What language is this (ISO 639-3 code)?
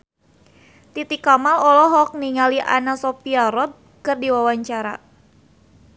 sun